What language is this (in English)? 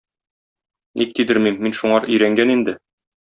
Tatar